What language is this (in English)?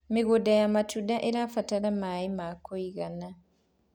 Kikuyu